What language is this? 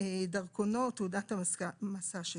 Hebrew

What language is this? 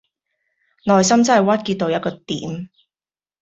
Cantonese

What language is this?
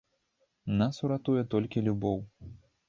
Belarusian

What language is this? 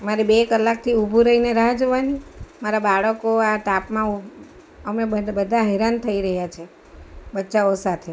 Gujarati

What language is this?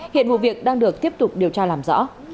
Vietnamese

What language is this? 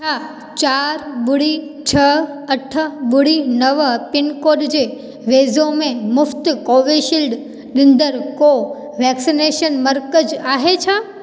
Sindhi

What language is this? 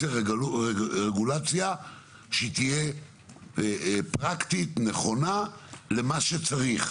Hebrew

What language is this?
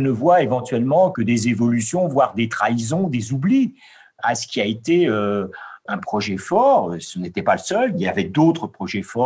French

